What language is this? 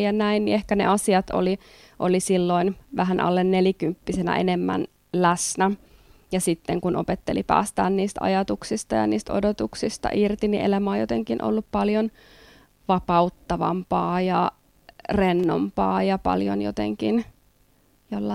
Finnish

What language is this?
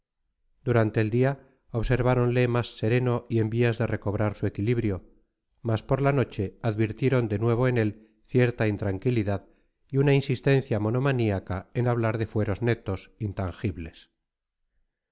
Spanish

